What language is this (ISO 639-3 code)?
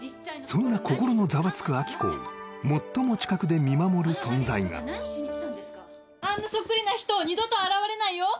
jpn